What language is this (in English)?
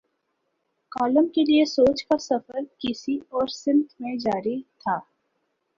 Urdu